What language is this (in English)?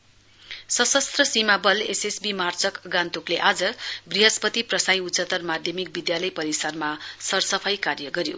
Nepali